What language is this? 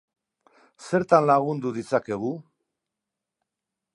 Basque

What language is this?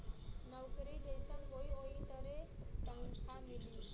Bhojpuri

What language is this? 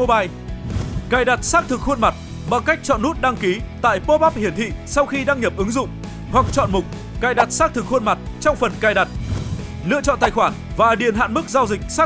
Vietnamese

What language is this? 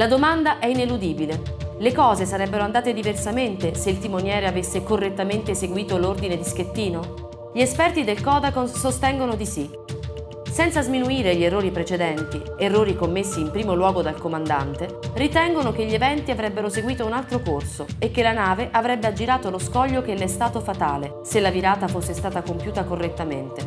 Italian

